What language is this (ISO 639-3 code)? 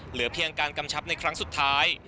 tha